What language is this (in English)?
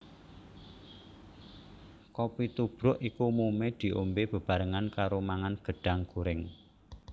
Javanese